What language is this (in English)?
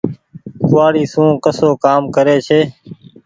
Goaria